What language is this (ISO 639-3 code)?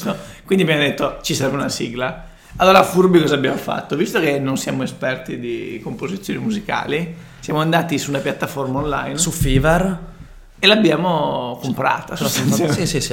ita